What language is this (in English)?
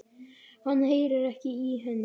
Icelandic